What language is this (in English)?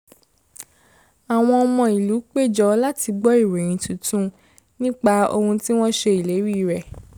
Yoruba